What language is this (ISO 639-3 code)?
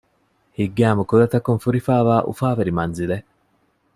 div